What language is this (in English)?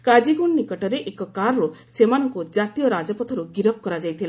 Odia